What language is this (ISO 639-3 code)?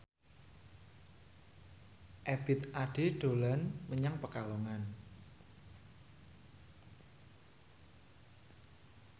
jav